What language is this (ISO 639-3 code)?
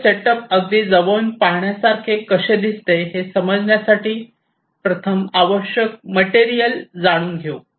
mar